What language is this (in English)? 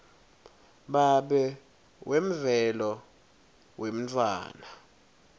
Swati